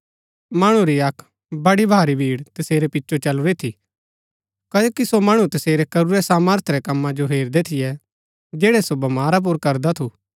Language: Gaddi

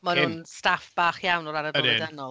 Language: Welsh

